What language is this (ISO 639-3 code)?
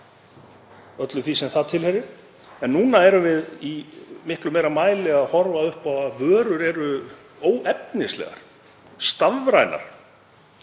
isl